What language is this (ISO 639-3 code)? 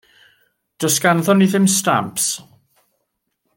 cym